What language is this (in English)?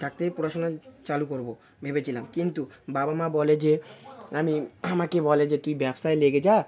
Bangla